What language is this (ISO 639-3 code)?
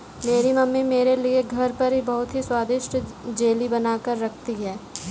hin